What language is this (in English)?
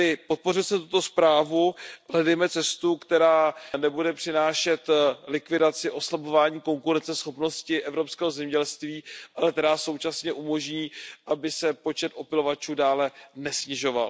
Czech